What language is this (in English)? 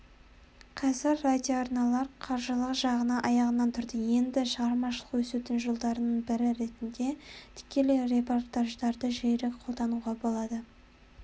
Kazakh